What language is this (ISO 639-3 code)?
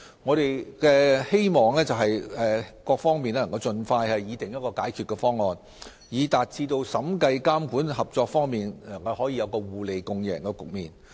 yue